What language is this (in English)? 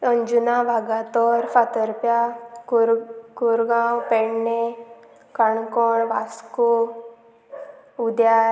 Konkani